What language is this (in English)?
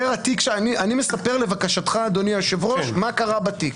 Hebrew